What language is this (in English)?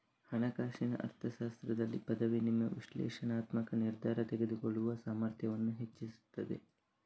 Kannada